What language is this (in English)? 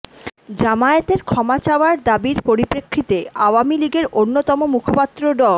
Bangla